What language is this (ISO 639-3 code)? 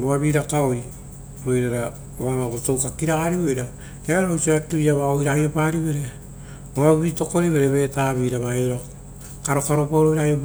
roo